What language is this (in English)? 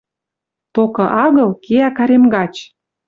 Western Mari